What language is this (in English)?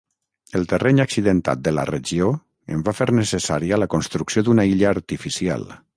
Catalan